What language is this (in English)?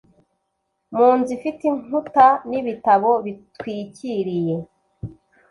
Kinyarwanda